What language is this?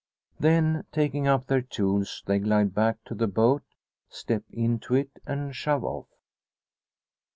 English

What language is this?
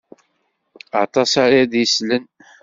Kabyle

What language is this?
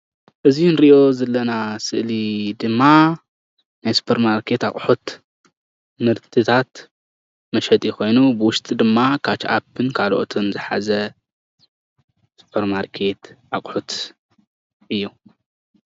Tigrinya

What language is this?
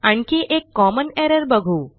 Marathi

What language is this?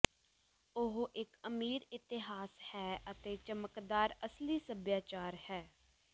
Punjabi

